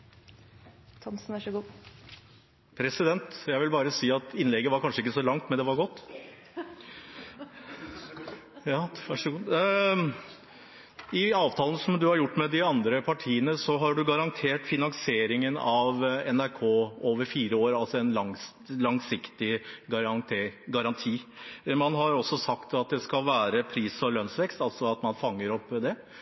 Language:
Norwegian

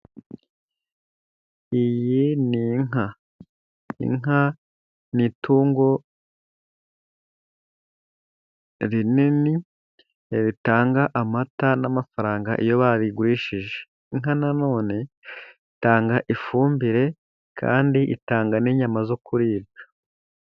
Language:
Kinyarwanda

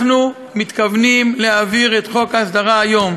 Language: Hebrew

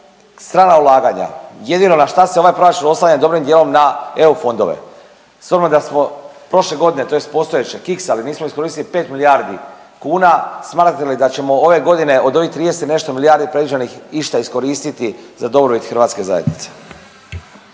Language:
Croatian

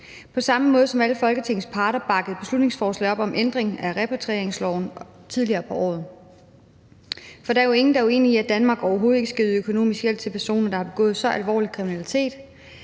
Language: Danish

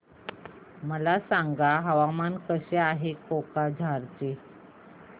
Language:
Marathi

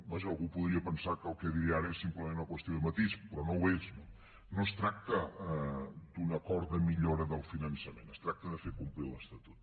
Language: Catalan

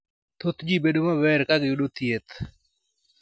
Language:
Luo (Kenya and Tanzania)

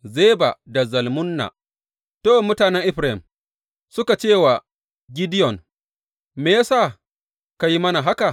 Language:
Hausa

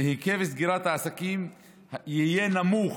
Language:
Hebrew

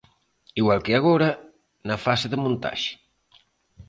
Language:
Galician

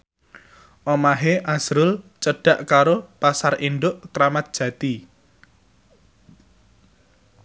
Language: Javanese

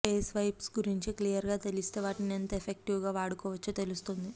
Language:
Telugu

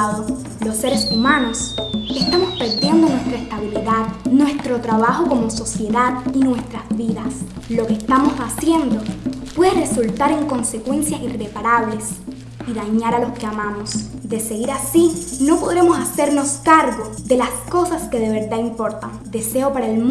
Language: Spanish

